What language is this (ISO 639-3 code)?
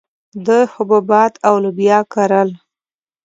pus